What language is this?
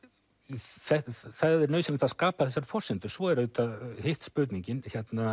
Icelandic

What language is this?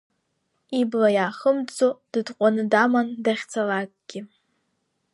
Abkhazian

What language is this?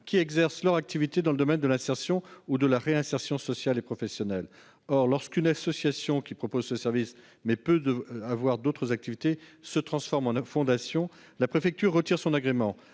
French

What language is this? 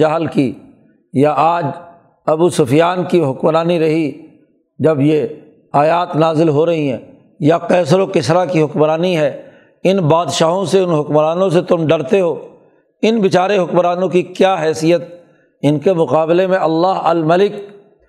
Urdu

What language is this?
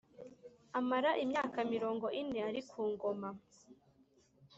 Kinyarwanda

